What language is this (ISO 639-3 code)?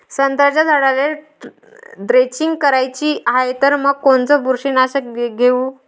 mar